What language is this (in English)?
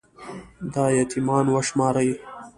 Pashto